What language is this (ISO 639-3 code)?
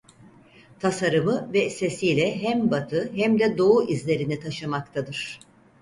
tur